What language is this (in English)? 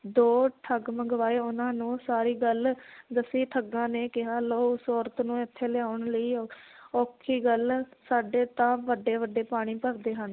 Punjabi